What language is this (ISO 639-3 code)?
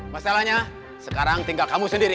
ind